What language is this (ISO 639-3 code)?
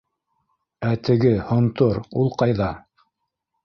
bak